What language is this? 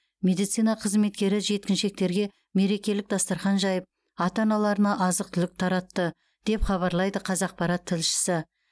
Kazakh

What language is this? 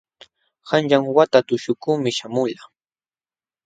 Jauja Wanca Quechua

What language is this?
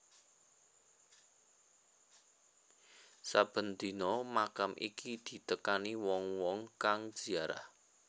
Javanese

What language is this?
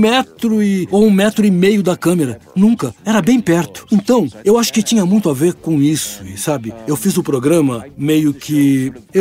Portuguese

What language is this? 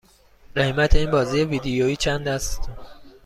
Persian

